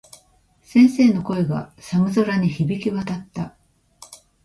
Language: Japanese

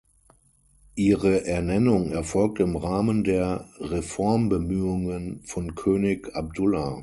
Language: German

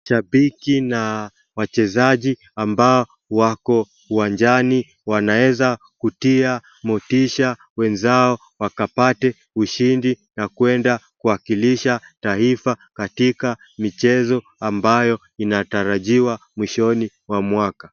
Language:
Swahili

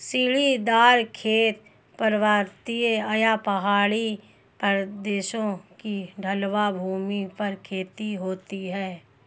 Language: Hindi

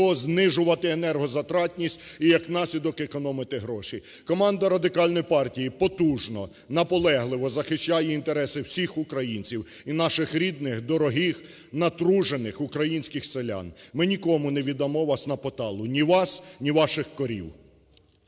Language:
Ukrainian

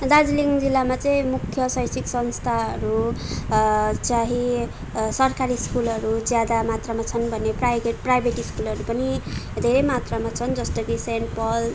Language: Nepali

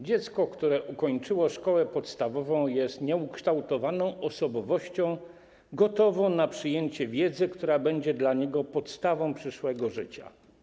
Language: Polish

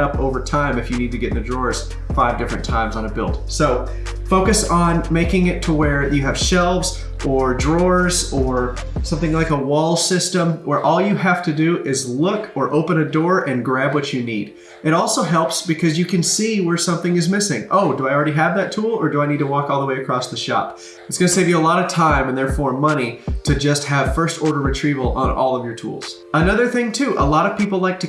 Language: English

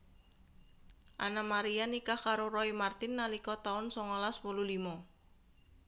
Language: Javanese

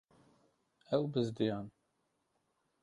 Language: Kurdish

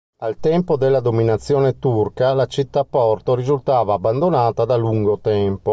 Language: Italian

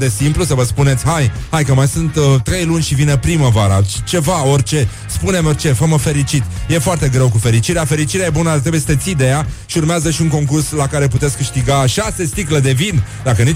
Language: Romanian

